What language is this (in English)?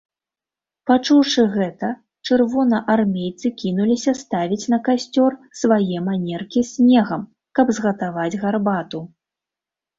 Belarusian